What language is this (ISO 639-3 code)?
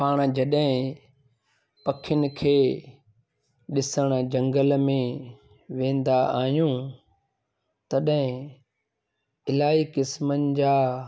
snd